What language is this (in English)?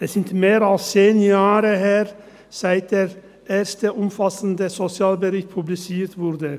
Swiss German